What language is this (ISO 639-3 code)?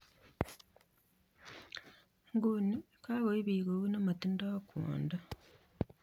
kln